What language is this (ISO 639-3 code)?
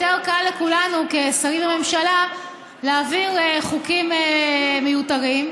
heb